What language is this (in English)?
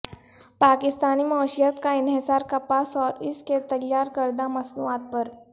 Urdu